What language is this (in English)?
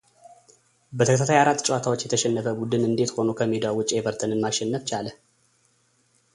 Amharic